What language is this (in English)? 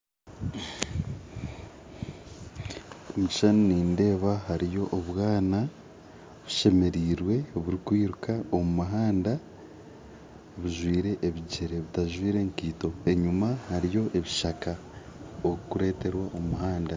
Nyankole